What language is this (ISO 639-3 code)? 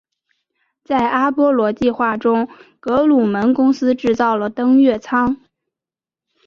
zho